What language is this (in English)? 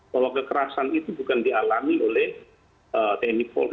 Indonesian